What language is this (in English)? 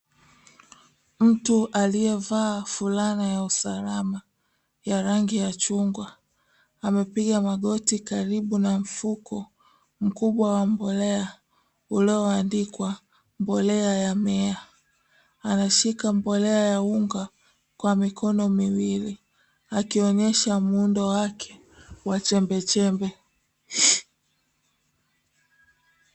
Swahili